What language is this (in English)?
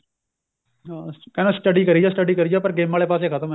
Punjabi